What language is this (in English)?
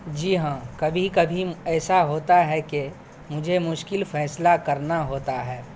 Urdu